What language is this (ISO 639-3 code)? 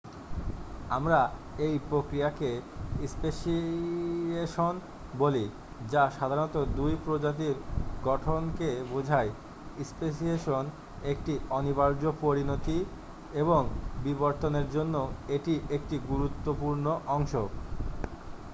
ben